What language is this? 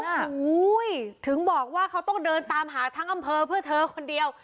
Thai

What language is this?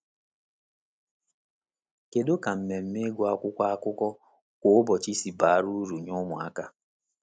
Igbo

